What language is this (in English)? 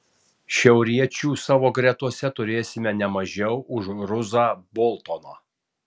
Lithuanian